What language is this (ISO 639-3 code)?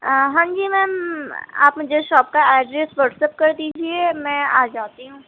urd